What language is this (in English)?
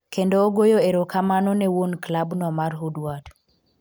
Luo (Kenya and Tanzania)